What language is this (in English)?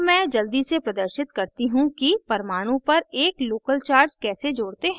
Hindi